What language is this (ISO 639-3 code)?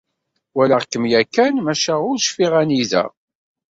kab